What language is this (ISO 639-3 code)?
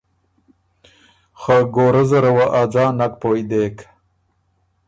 oru